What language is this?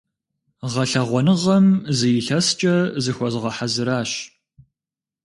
Kabardian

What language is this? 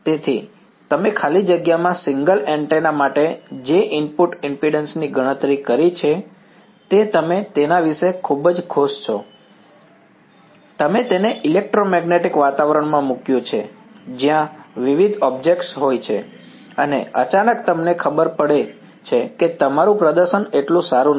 Gujarati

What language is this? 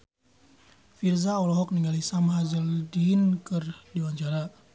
Sundanese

